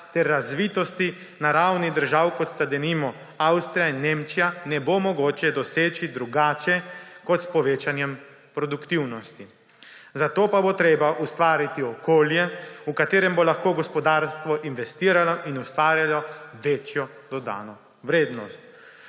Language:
Slovenian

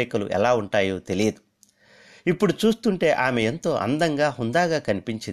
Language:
Telugu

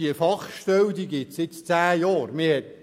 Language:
Swiss German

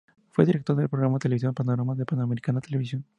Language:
Spanish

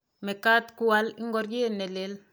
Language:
Kalenjin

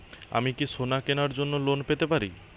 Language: Bangla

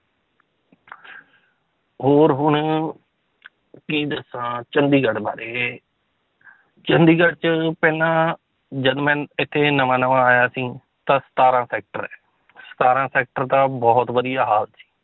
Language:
Punjabi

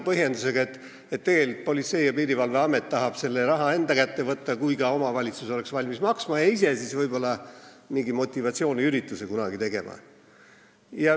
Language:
Estonian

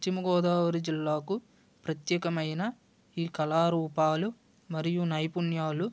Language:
Telugu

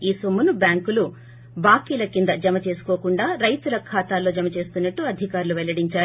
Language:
Telugu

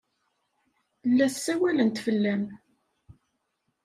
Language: Kabyle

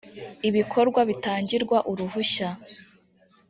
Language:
Kinyarwanda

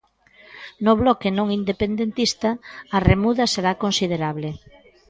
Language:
Galician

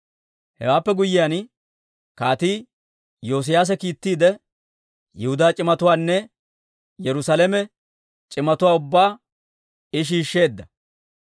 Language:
Dawro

